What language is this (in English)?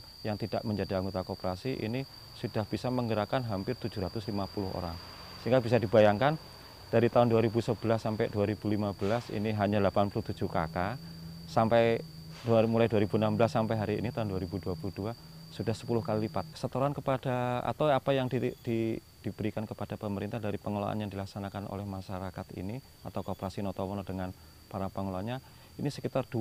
Indonesian